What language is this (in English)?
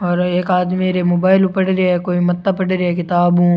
Rajasthani